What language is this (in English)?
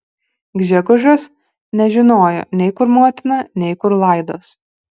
Lithuanian